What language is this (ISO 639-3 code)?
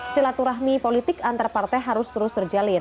ind